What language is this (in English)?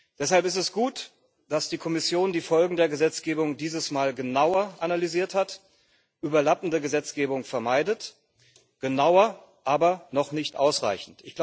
German